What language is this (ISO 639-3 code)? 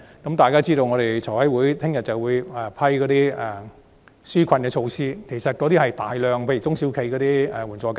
yue